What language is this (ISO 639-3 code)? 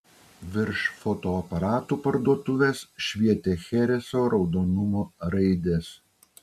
lit